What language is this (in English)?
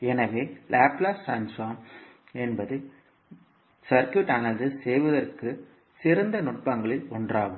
Tamil